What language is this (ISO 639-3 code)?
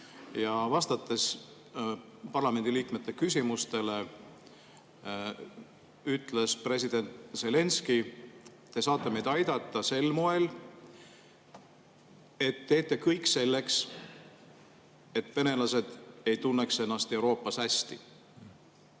est